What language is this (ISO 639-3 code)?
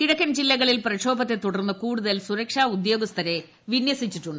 mal